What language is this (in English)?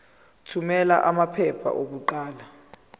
Zulu